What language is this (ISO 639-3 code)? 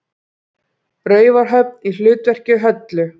isl